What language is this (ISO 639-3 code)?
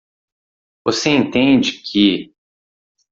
por